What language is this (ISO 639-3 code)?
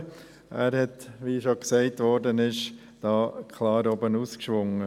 gsw